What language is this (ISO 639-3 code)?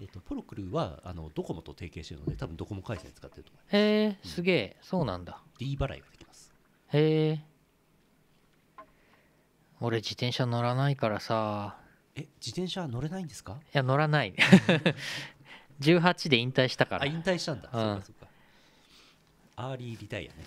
jpn